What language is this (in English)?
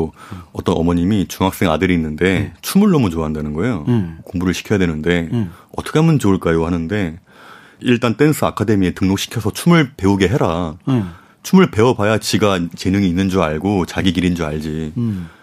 Korean